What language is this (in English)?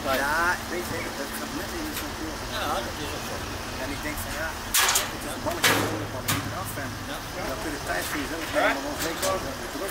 Dutch